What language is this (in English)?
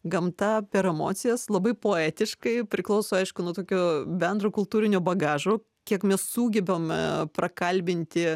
Lithuanian